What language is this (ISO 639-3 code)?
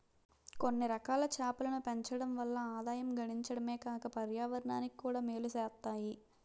tel